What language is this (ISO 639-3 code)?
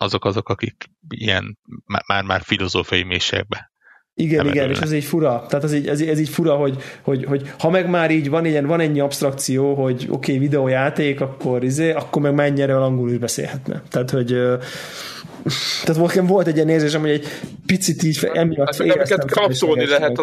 hun